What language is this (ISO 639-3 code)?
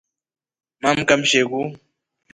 rof